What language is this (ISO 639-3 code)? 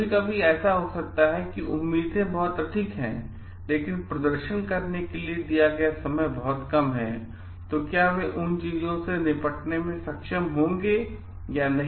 hin